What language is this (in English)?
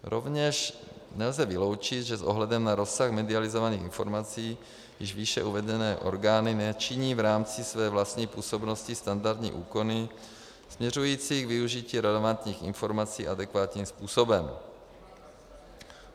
Czech